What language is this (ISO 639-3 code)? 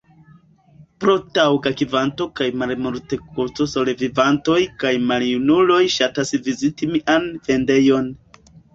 epo